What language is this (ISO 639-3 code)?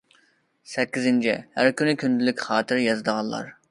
uig